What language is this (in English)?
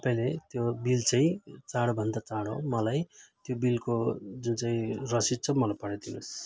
Nepali